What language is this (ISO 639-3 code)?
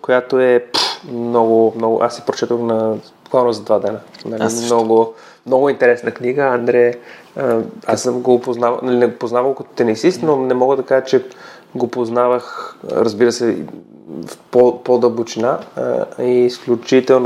bul